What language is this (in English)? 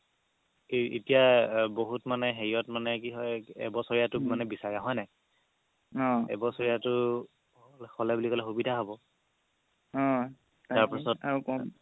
Assamese